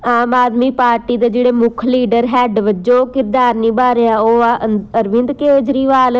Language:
Punjabi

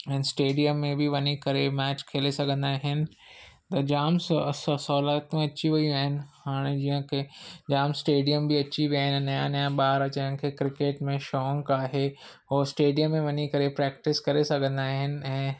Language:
Sindhi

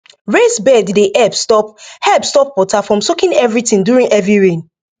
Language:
Nigerian Pidgin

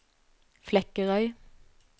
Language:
Norwegian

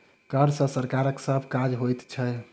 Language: Maithili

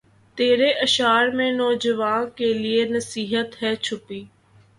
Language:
Urdu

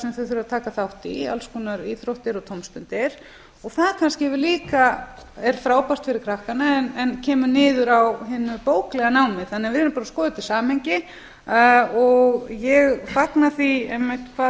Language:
Icelandic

